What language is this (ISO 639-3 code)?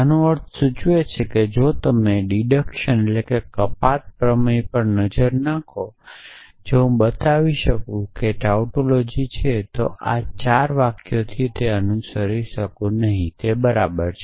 guj